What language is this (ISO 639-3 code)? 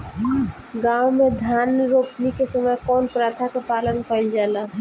bho